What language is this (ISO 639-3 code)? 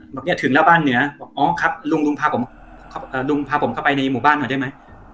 tha